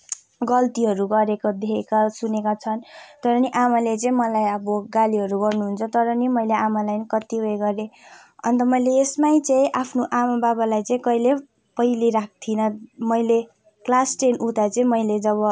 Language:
Nepali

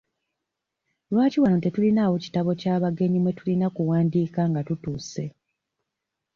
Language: Ganda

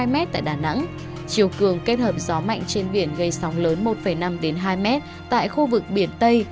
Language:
Vietnamese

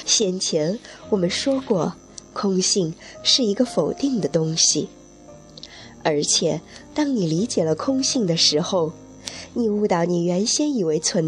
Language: Chinese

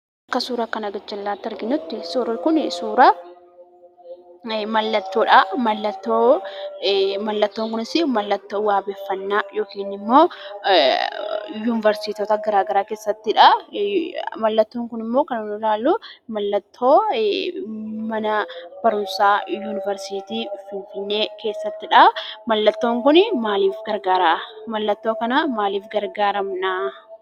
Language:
Oromo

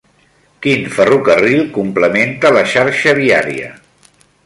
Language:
Catalan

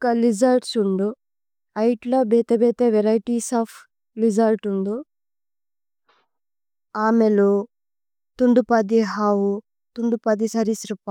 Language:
Tulu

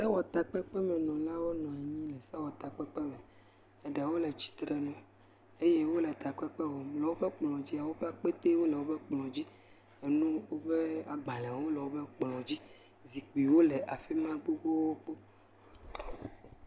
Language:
Ewe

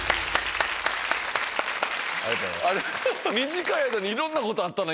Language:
Japanese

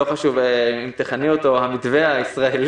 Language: Hebrew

